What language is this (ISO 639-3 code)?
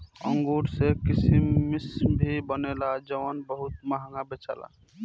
bho